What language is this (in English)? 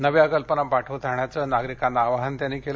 Marathi